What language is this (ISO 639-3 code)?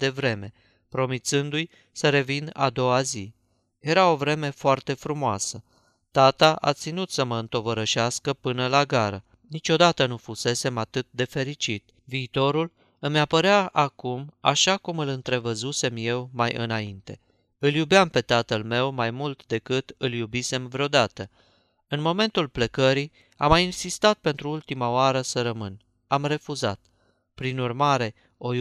ron